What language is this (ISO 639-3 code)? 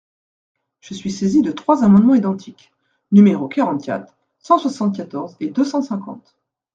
fra